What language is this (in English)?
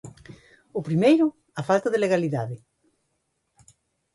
Galician